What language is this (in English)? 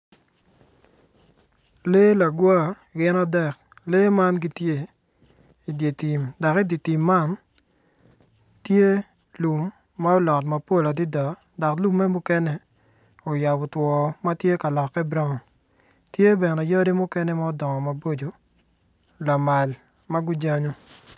Acoli